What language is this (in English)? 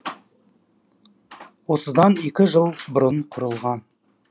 Kazakh